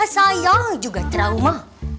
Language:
Indonesian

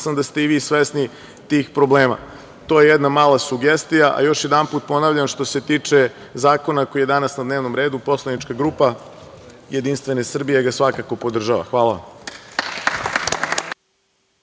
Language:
Serbian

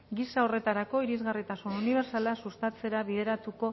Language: Basque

